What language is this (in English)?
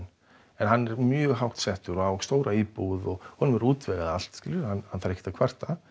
Icelandic